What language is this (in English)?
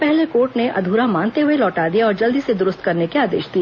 Hindi